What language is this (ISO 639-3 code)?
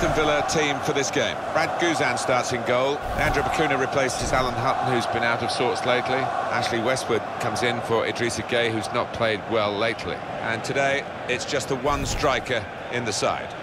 eng